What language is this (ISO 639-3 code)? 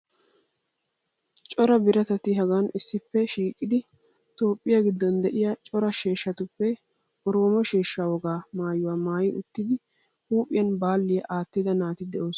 wal